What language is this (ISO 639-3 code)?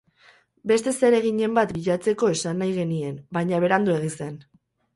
eus